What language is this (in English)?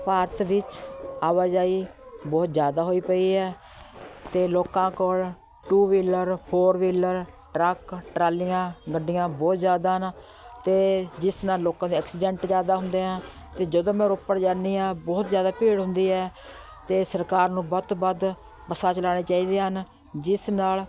Punjabi